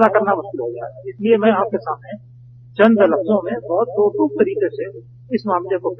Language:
Hindi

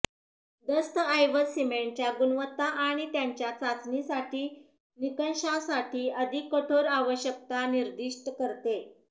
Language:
Marathi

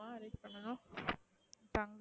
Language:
Tamil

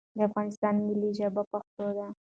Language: Pashto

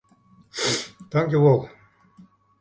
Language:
Western Frisian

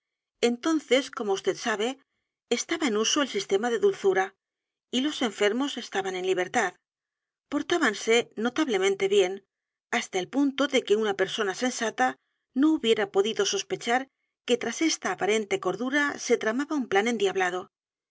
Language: Spanish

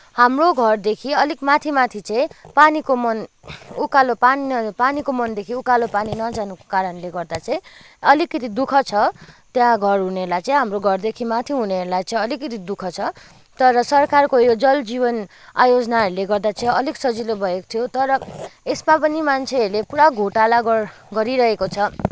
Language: Nepali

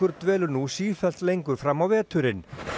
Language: Icelandic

